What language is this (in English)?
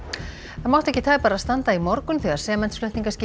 Icelandic